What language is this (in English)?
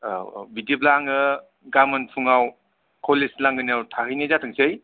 Bodo